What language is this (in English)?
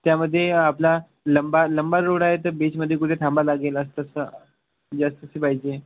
Marathi